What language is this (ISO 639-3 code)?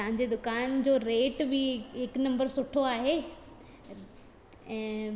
snd